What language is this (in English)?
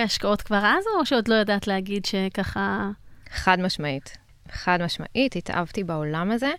Hebrew